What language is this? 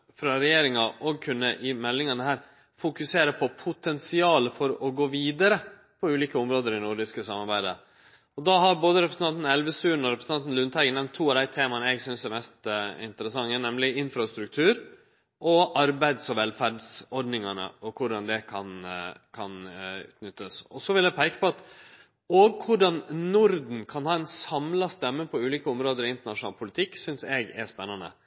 Norwegian Nynorsk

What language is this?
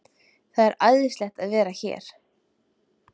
Icelandic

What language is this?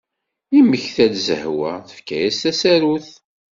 Kabyle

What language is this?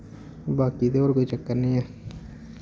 Dogri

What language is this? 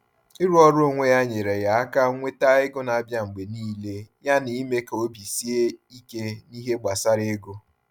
Igbo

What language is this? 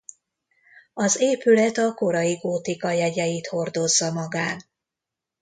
Hungarian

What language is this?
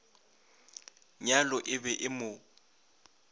Northern Sotho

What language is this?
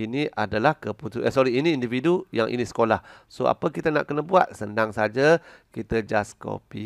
Malay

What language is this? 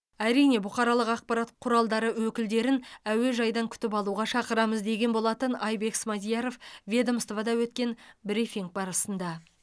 Kazakh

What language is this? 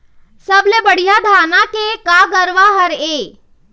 Chhattisgarhi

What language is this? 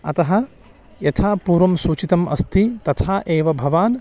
Sanskrit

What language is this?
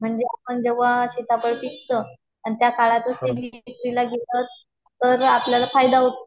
Marathi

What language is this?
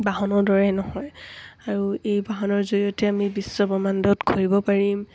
Assamese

